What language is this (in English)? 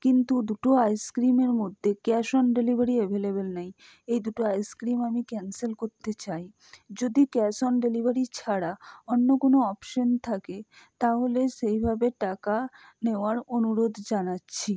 Bangla